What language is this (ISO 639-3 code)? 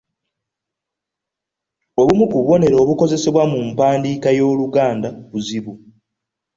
lug